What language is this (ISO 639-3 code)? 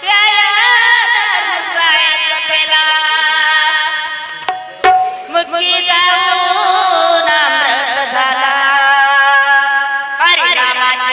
mar